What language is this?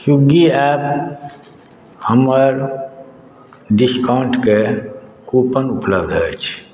Maithili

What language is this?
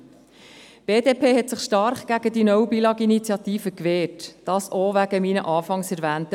Swiss German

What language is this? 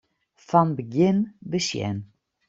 Western Frisian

